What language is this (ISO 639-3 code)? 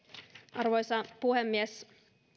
fin